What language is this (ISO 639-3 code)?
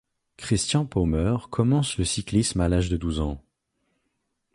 fra